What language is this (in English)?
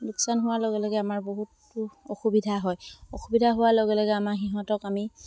Assamese